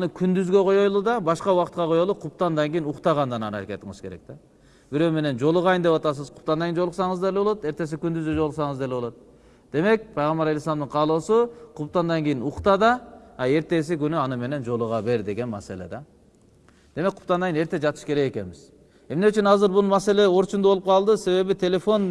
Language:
Turkish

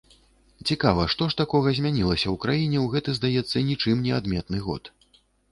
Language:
Belarusian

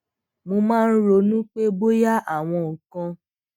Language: Yoruba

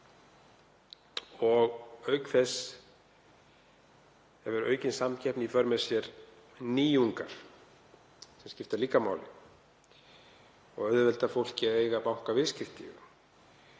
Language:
Icelandic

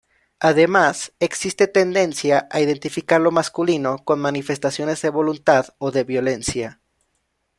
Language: Spanish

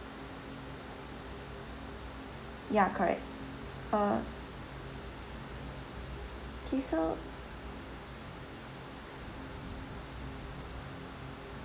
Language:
English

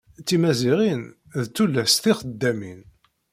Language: Kabyle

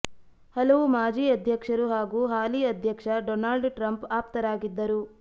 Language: Kannada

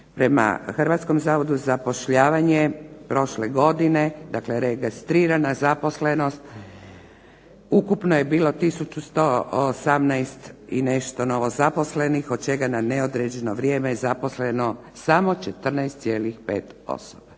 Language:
Croatian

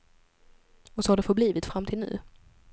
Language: Swedish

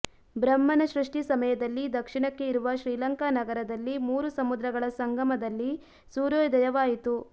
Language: Kannada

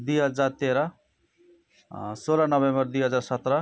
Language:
Nepali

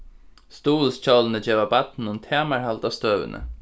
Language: Faroese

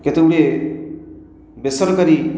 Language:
Odia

